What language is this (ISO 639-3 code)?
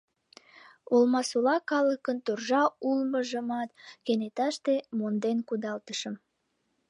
chm